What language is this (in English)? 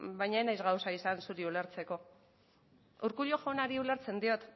Basque